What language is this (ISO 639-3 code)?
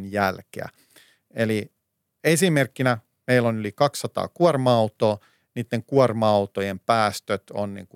fin